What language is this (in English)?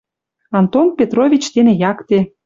Western Mari